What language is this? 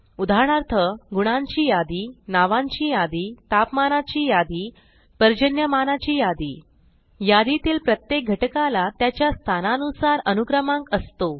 Marathi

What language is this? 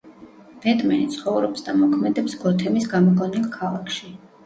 Georgian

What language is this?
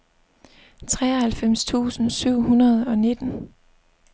Danish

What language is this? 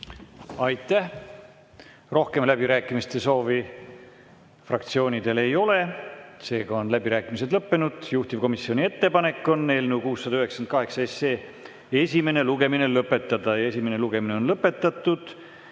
Estonian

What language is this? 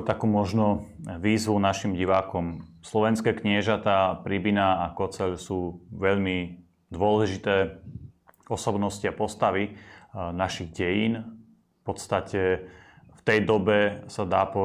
Slovak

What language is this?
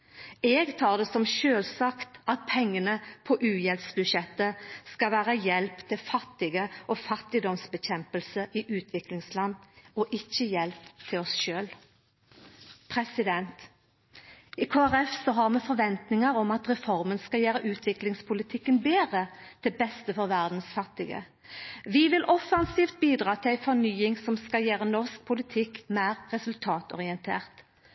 Norwegian Nynorsk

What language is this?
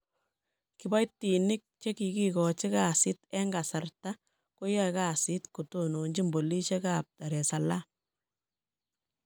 Kalenjin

